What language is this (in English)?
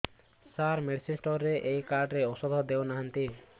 Odia